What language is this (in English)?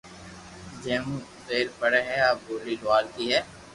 Loarki